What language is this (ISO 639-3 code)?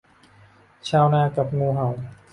tha